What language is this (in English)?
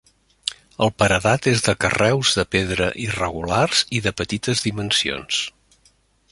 Catalan